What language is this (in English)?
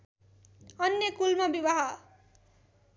Nepali